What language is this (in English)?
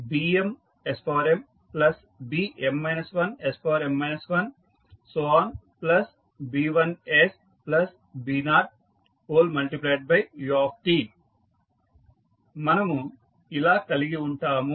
Telugu